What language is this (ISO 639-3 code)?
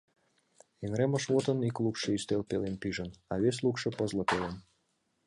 chm